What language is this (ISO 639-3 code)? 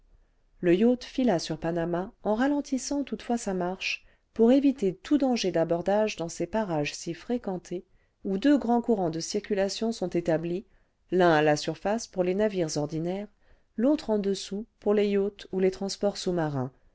fra